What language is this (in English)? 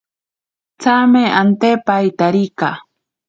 Ashéninka Perené